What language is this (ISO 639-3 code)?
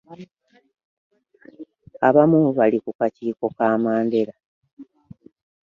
lug